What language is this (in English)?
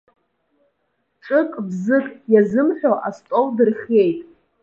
Abkhazian